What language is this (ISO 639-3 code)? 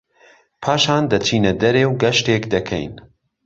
ckb